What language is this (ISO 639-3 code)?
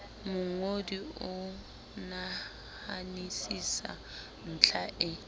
sot